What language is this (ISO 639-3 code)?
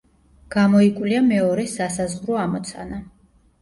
kat